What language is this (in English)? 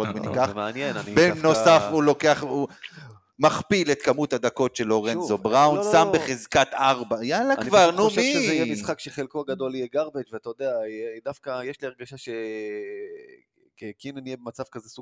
Hebrew